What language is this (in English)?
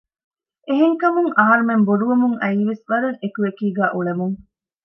Divehi